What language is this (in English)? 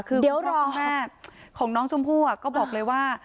Thai